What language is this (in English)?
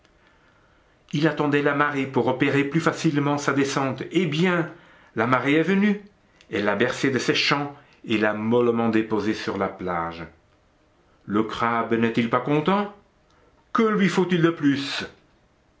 French